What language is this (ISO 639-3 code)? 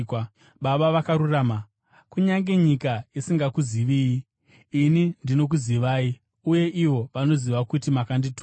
sna